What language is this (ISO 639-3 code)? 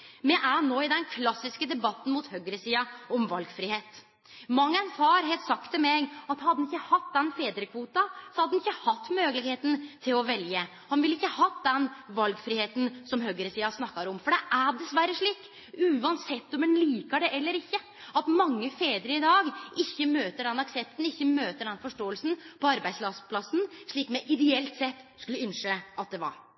nno